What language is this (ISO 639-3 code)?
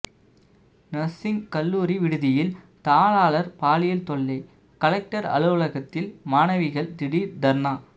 tam